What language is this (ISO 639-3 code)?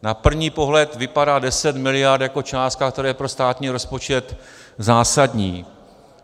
ces